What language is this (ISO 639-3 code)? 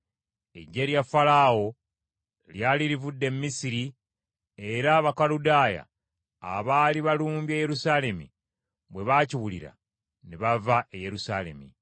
lug